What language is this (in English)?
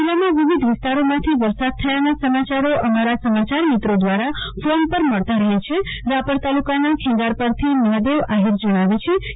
Gujarati